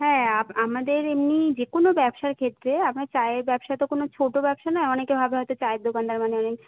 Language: Bangla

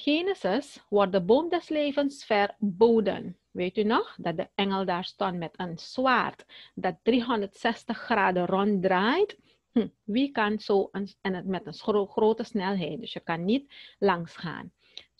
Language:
Dutch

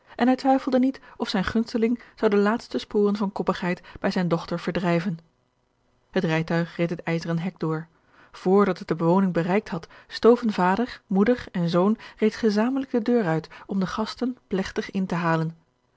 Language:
Dutch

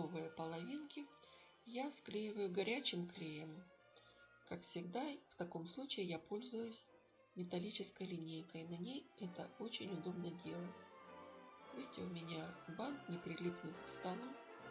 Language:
Russian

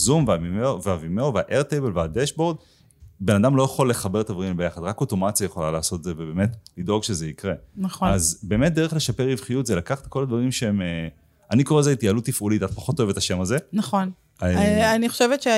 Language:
Hebrew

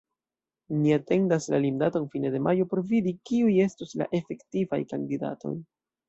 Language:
Esperanto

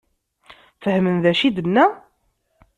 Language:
Kabyle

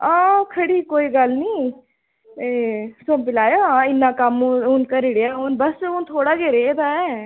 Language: Dogri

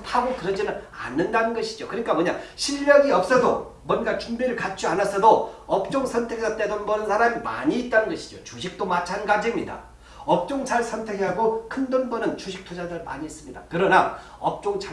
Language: Korean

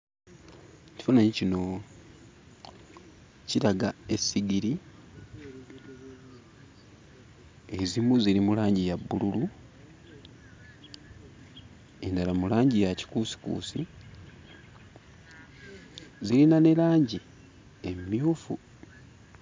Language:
Ganda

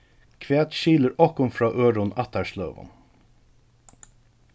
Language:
Faroese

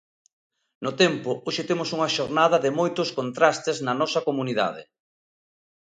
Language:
Galician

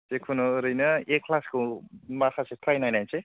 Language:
Bodo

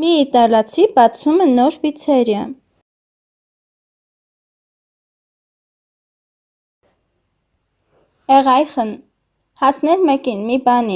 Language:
German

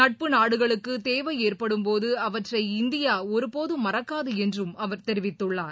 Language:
Tamil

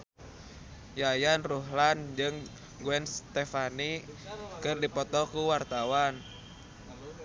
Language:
Sundanese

